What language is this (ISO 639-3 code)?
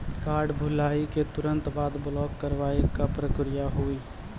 mai